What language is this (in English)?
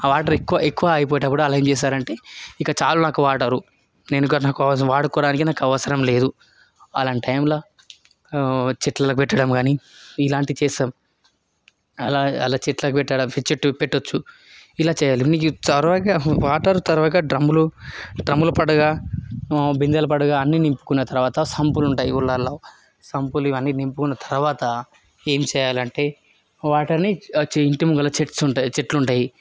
Telugu